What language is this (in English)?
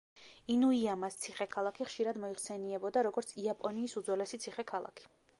Georgian